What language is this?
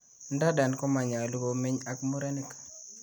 Kalenjin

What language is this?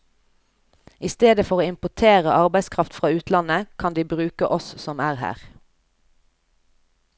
Norwegian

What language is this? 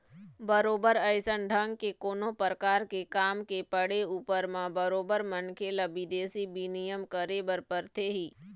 Chhattisgarhi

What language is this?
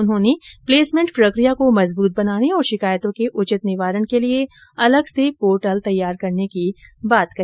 Hindi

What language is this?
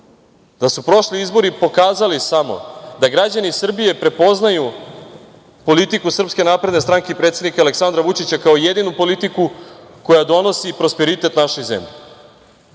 Serbian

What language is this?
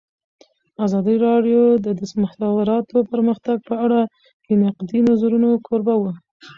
Pashto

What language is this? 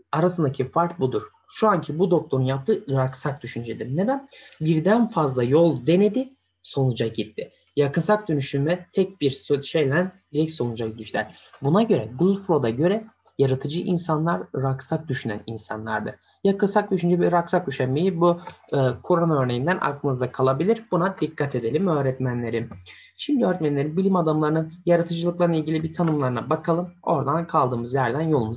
Turkish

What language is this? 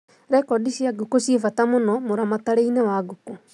Kikuyu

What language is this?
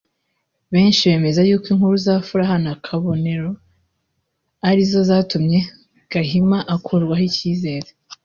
Kinyarwanda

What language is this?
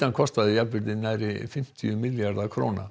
Icelandic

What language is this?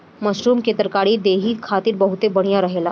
Bhojpuri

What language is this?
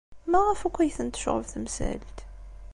Kabyle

